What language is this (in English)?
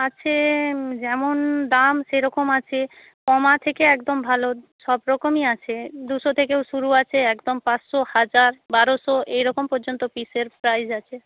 Bangla